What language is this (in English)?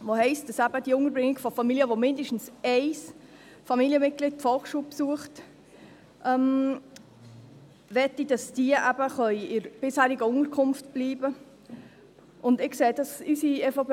Swiss German